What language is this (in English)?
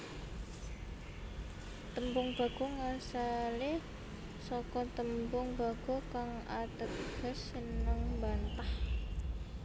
Javanese